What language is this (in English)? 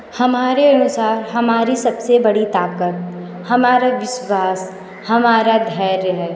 Hindi